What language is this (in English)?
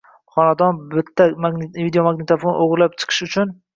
Uzbek